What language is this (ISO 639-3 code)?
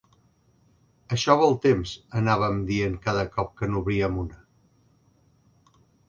cat